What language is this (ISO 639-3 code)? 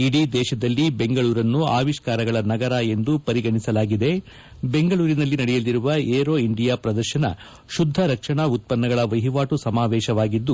kan